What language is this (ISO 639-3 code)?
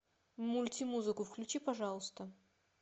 rus